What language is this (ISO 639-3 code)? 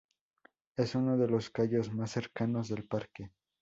spa